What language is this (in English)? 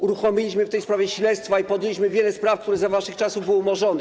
Polish